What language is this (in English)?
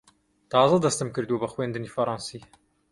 Central Kurdish